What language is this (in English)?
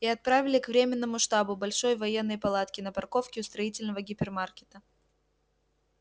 Russian